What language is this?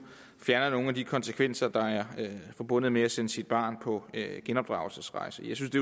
Danish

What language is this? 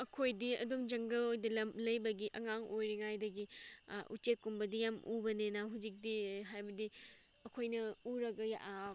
Manipuri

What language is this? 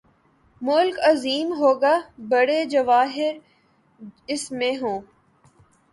Urdu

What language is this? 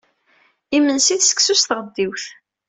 Kabyle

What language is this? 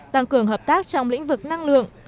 Vietnamese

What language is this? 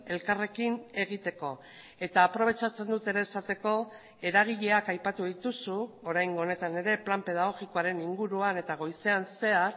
Basque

